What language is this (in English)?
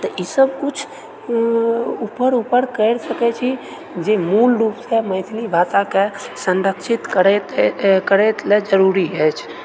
Maithili